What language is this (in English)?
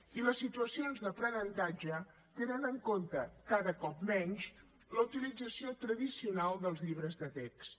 Catalan